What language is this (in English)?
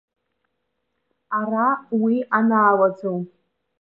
Abkhazian